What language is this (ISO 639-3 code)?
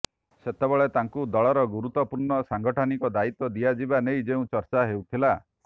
ori